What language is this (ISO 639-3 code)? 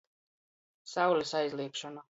ltg